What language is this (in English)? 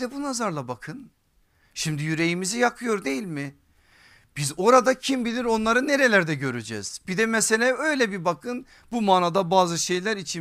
Turkish